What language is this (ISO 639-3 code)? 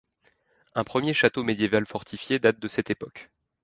fra